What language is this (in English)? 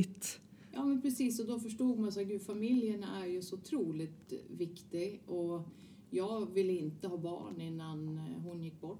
Swedish